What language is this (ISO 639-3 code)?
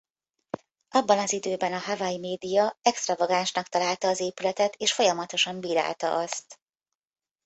hun